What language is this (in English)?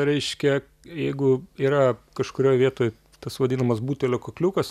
Lithuanian